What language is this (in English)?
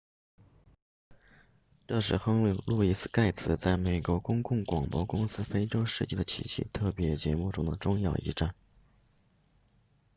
Chinese